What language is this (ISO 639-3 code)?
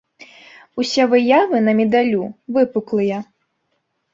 bel